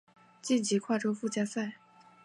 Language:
Chinese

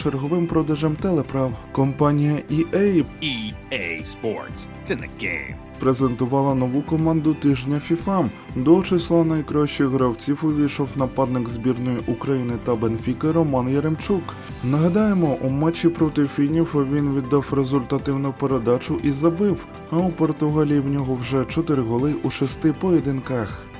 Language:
Ukrainian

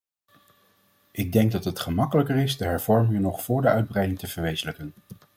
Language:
Dutch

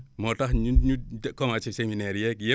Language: Wolof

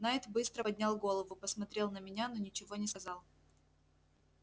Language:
Russian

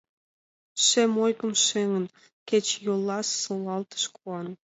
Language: Mari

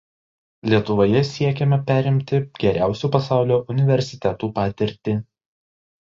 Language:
Lithuanian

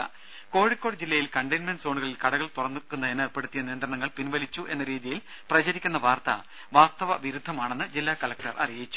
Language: Malayalam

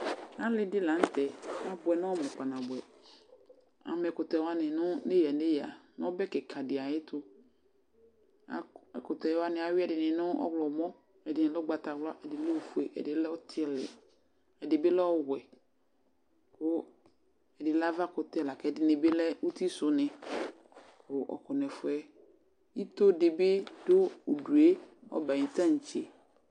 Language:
Ikposo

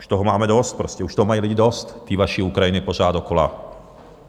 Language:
Czech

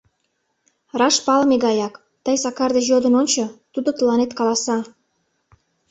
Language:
Mari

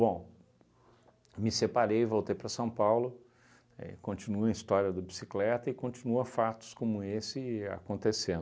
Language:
Portuguese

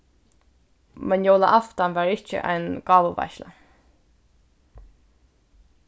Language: Faroese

